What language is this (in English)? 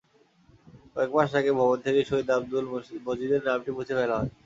Bangla